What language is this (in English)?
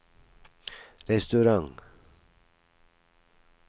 Norwegian